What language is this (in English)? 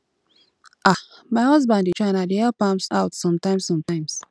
Nigerian Pidgin